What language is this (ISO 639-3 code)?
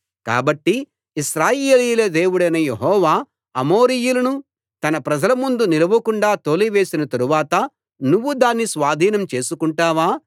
tel